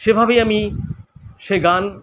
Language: Bangla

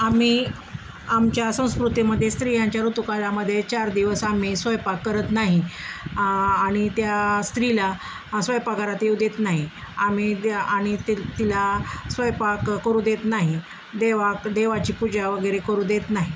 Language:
Marathi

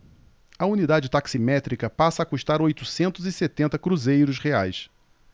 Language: Portuguese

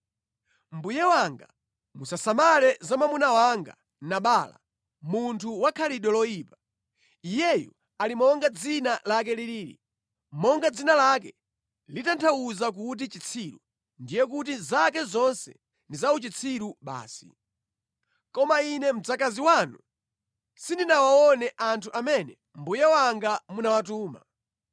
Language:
Nyanja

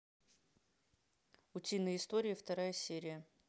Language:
Russian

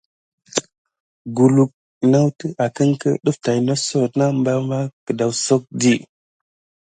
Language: Gidar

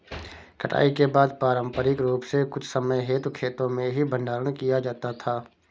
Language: Hindi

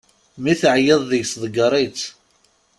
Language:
Kabyle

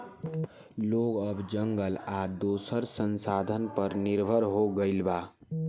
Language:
Bhojpuri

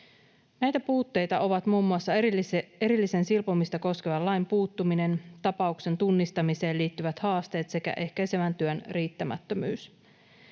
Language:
Finnish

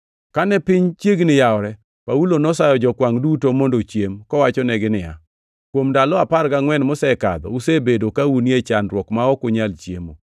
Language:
Luo (Kenya and Tanzania)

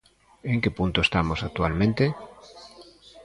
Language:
Galician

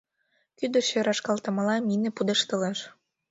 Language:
Mari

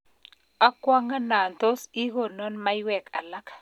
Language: Kalenjin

